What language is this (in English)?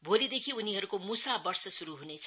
Nepali